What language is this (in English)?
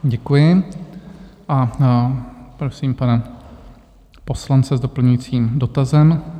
Czech